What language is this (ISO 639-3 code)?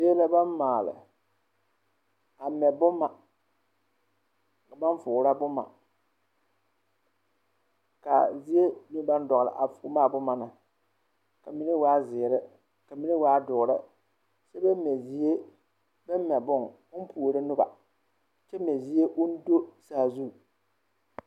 dga